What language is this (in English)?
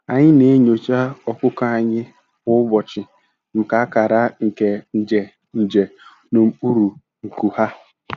Igbo